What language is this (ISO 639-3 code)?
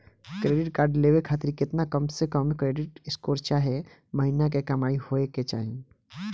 bho